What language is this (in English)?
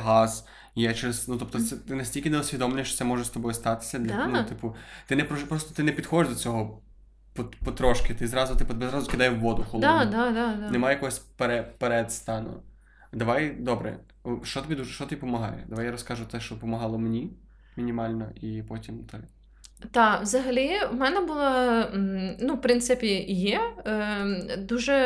Ukrainian